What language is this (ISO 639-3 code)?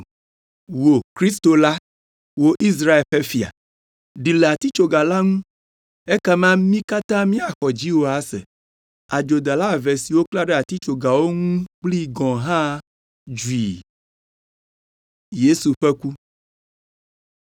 ewe